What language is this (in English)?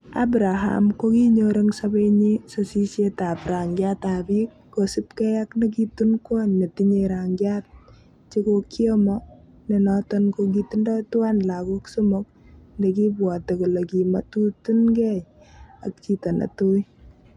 Kalenjin